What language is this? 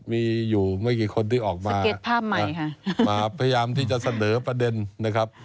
Thai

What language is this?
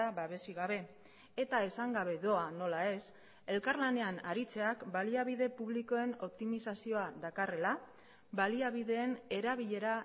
Basque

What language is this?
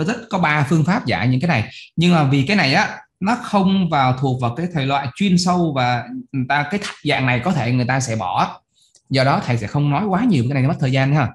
Vietnamese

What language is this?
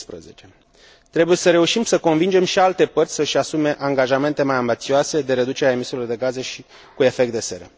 Romanian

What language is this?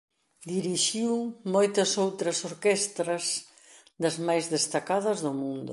Galician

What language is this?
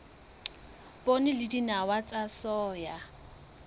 Southern Sotho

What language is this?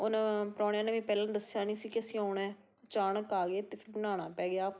Punjabi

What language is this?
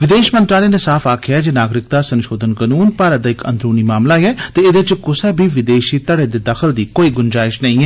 Dogri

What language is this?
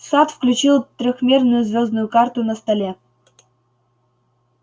Russian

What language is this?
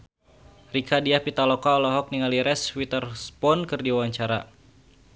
Sundanese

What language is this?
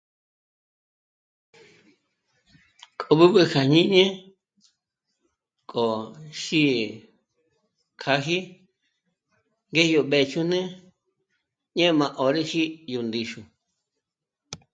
Michoacán Mazahua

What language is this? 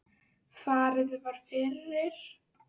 Icelandic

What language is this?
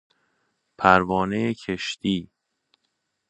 Persian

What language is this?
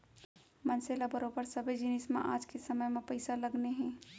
Chhattisgarhi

